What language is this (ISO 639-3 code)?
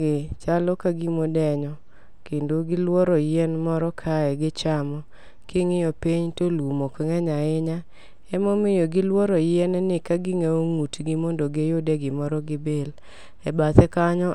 luo